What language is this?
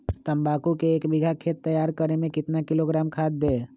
Magahi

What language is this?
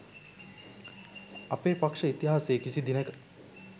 Sinhala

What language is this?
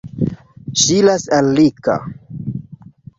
Esperanto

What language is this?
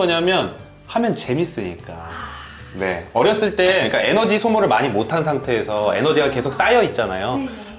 Korean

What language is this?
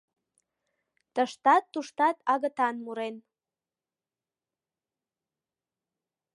Mari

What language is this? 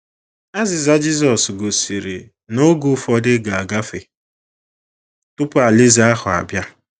Igbo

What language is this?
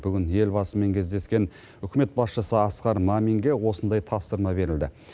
Kazakh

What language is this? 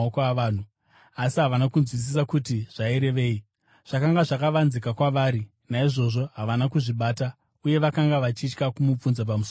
Shona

